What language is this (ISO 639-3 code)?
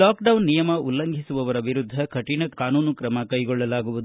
kan